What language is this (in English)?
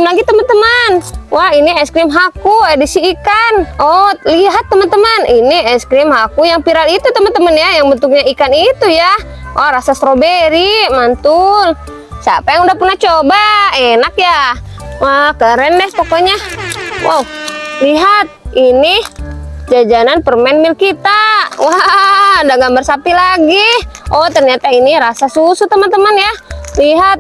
Indonesian